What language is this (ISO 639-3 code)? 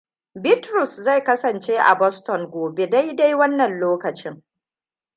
hau